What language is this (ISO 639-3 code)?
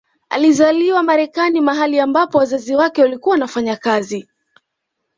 swa